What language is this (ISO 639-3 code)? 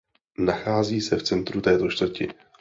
ces